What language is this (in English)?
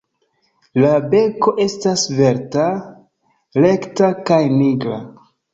Esperanto